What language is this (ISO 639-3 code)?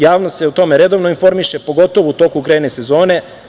srp